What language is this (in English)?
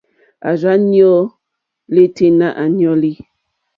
Mokpwe